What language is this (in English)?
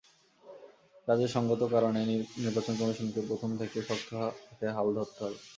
Bangla